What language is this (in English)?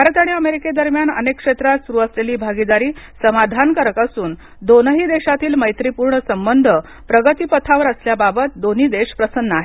Marathi